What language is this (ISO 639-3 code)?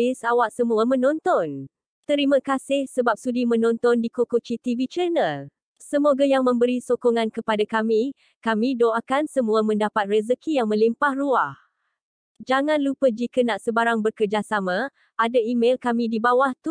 msa